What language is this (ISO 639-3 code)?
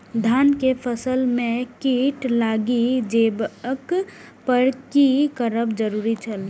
mai